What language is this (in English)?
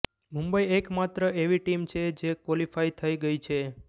Gujarati